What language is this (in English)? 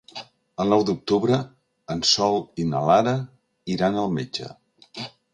Catalan